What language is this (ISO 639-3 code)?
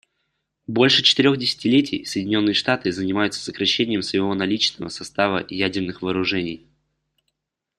rus